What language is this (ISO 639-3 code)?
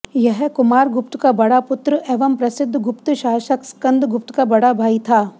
hin